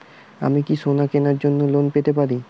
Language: Bangla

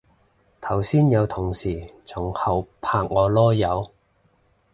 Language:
Cantonese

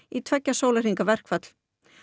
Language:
Icelandic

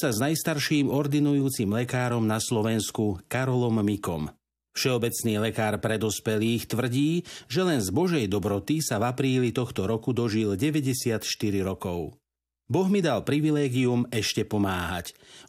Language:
Slovak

